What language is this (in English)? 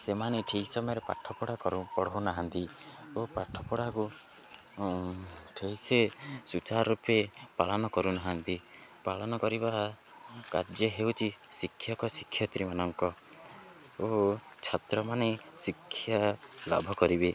Odia